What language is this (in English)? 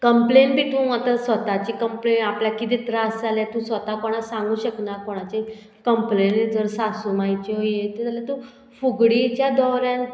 Konkani